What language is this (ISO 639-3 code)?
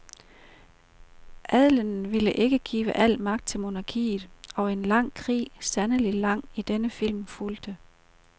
dan